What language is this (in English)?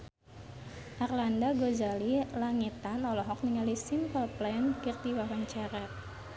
Sundanese